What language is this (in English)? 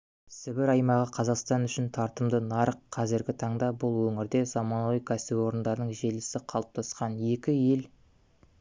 Kazakh